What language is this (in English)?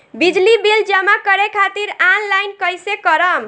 Bhojpuri